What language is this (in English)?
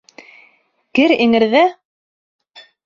Bashkir